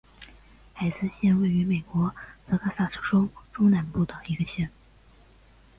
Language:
Chinese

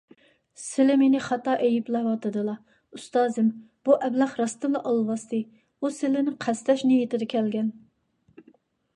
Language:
Uyghur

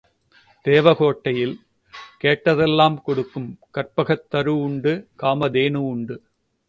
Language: Tamil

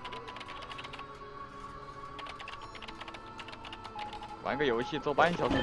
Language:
Chinese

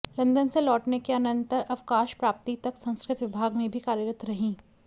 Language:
Sanskrit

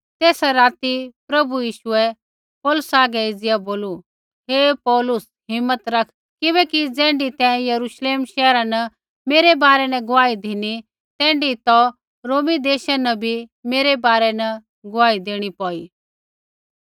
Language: Kullu Pahari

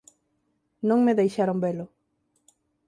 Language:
Galician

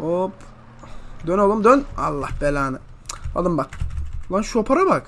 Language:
Turkish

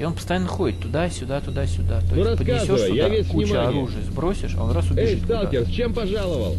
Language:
Russian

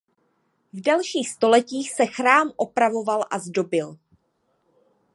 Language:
Czech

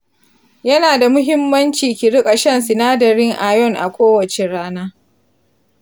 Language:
Hausa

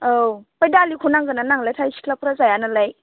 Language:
Bodo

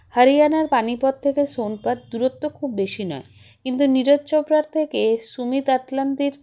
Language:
Bangla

